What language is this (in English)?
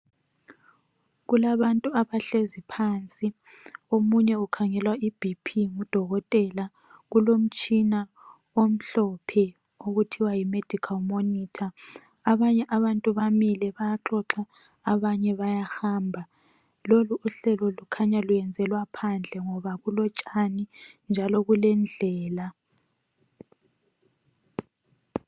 North Ndebele